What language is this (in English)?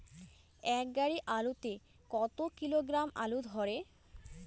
Bangla